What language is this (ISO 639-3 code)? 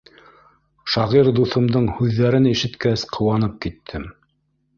bak